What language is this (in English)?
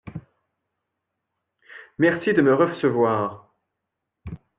French